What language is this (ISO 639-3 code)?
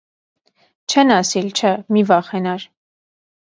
hye